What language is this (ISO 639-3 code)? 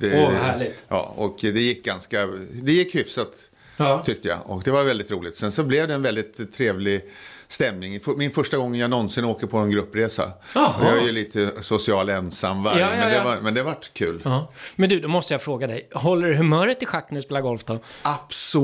swe